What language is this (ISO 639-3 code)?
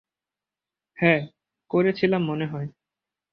ben